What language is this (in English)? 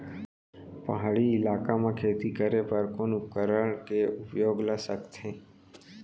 Chhattisgarhi